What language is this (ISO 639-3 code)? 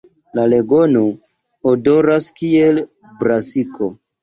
epo